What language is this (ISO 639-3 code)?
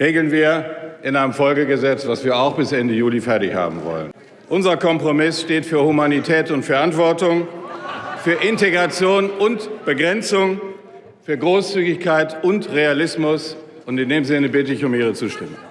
deu